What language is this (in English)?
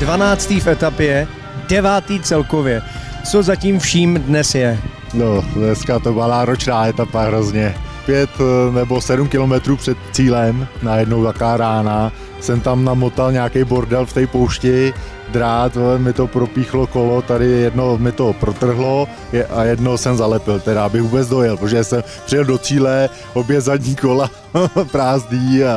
Czech